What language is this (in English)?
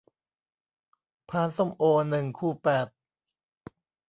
Thai